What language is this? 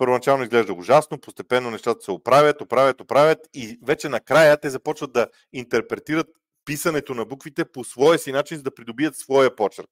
Bulgarian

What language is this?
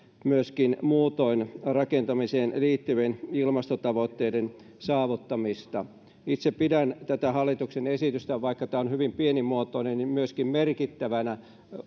Finnish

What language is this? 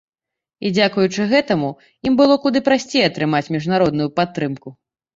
Belarusian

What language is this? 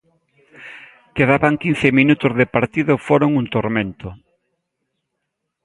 Galician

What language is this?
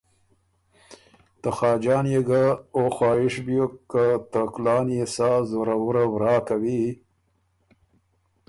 Ormuri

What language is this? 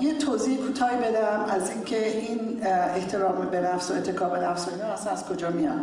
Persian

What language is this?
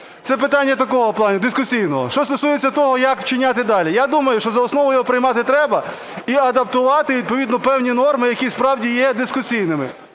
Ukrainian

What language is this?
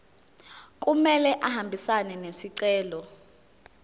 Zulu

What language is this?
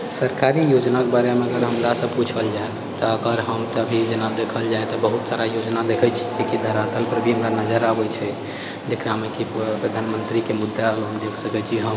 Maithili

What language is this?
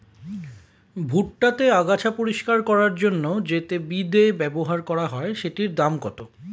Bangla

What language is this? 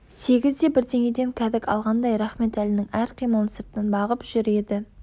Kazakh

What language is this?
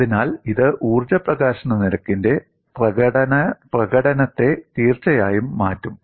Malayalam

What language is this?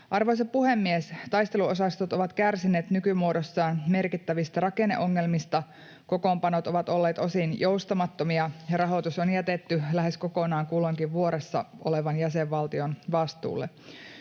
Finnish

